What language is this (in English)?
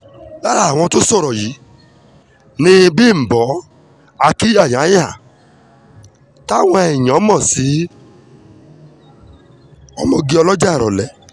Yoruba